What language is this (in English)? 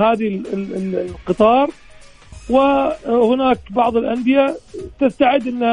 Arabic